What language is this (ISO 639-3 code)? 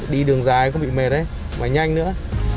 vie